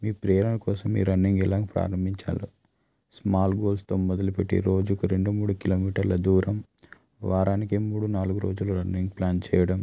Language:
Telugu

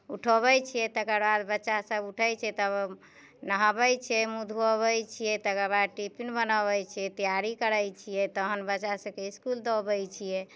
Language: Maithili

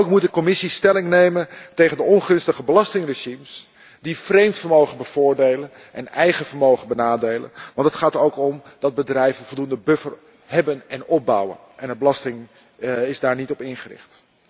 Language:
Dutch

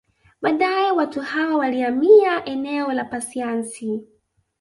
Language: Swahili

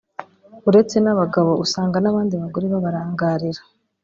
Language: Kinyarwanda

